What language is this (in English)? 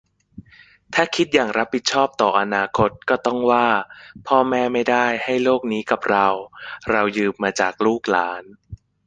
Thai